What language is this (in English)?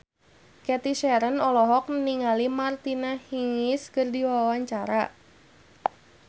Sundanese